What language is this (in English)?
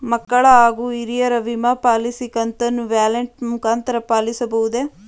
Kannada